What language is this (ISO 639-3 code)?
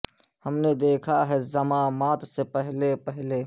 urd